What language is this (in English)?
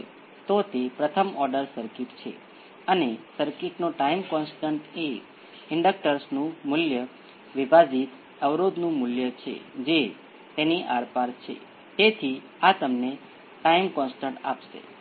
Gujarati